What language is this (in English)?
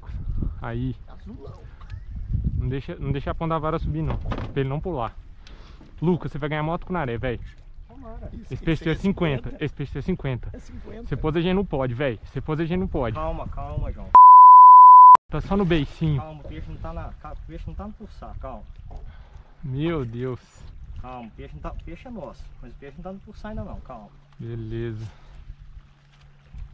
Portuguese